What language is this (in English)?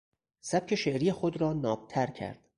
Persian